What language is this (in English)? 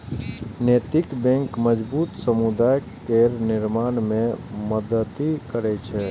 Maithili